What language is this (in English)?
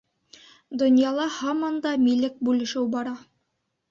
Bashkir